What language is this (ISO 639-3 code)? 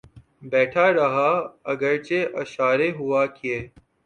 urd